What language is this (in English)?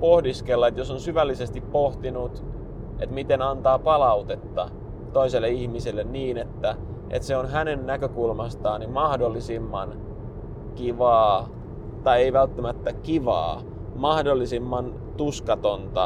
Finnish